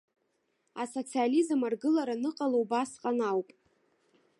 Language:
Abkhazian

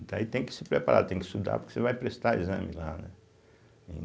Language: Portuguese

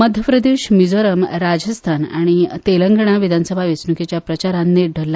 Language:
Konkani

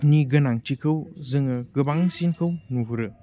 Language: Bodo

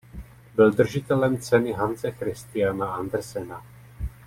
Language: Czech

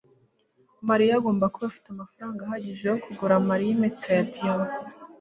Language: Kinyarwanda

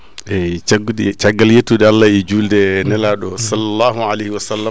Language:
Fula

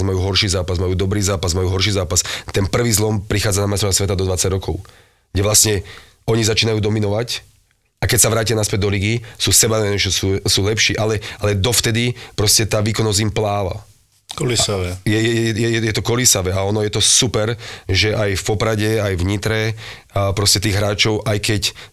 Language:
Slovak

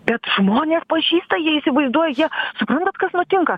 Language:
Lithuanian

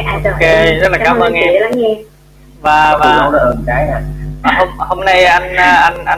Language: Vietnamese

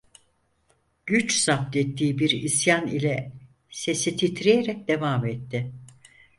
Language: Turkish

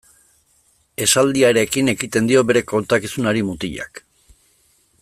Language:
Basque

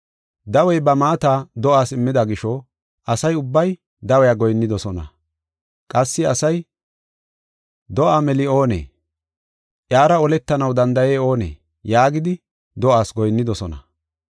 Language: Gofa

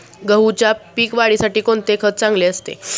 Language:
Marathi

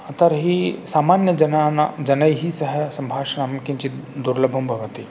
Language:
Sanskrit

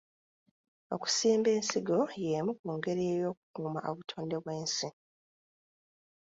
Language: Ganda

